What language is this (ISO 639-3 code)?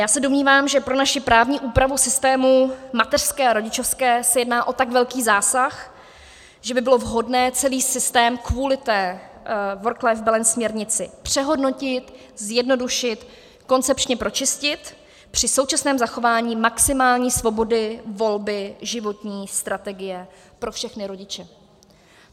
ces